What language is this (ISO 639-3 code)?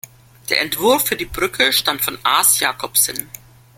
deu